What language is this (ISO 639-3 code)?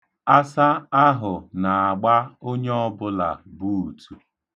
ibo